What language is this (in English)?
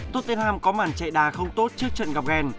Vietnamese